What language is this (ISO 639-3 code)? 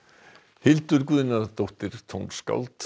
isl